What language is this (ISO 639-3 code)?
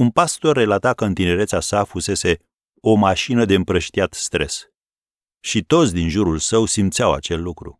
ron